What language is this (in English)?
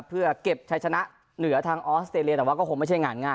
Thai